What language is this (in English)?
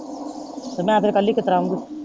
Punjabi